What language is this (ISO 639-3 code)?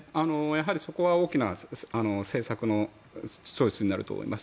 jpn